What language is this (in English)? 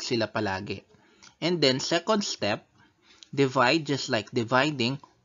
Filipino